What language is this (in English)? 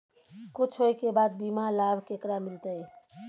Maithili